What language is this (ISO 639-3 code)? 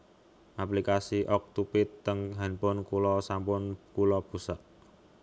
jav